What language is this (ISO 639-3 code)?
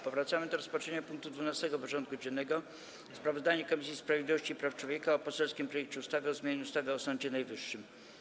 pol